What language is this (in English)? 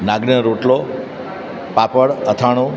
Gujarati